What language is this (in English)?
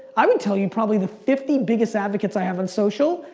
English